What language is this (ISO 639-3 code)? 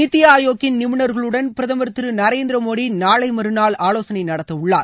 tam